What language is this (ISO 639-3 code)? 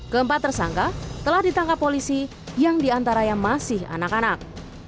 ind